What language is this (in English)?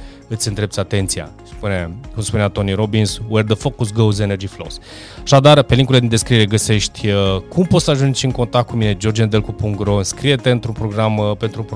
Romanian